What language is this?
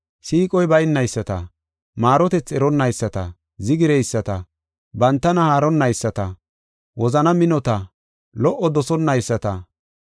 Gofa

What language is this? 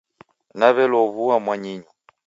Taita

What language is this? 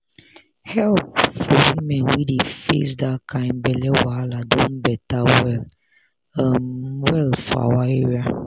Nigerian Pidgin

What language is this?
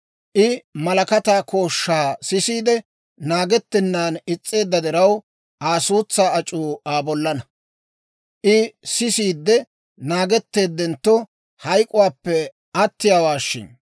Dawro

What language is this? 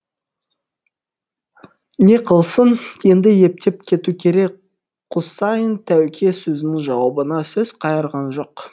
Kazakh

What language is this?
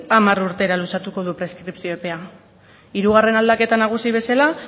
Basque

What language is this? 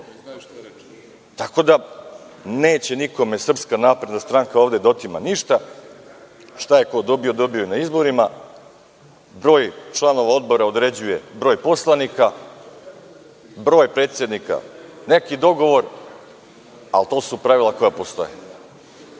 Serbian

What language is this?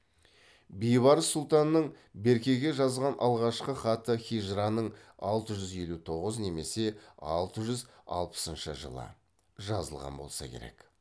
Kazakh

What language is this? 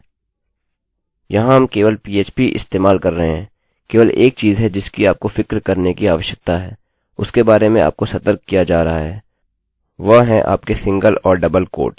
Hindi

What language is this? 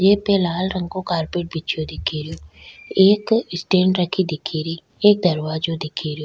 Rajasthani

